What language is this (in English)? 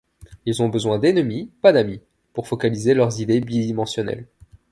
French